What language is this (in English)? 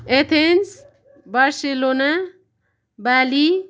Nepali